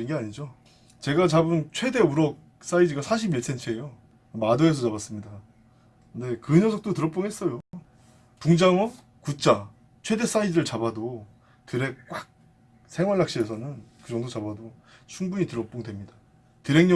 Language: Korean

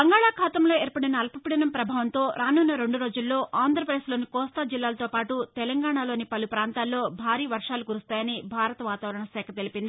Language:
Telugu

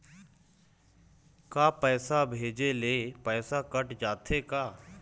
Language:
Chhattisgarhi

